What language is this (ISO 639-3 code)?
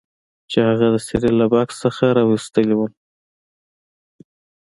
pus